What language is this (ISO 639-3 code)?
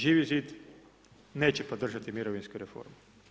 hrv